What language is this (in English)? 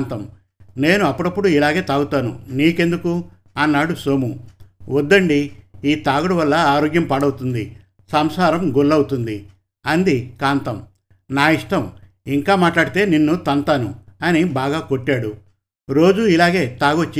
Telugu